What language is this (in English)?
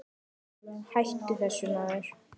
Icelandic